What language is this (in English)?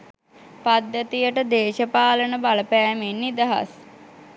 Sinhala